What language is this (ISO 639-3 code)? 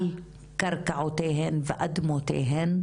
heb